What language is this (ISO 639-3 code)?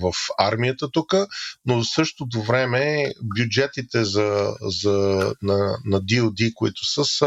bul